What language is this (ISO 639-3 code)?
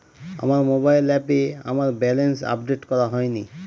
ben